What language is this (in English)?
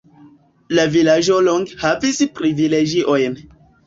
Esperanto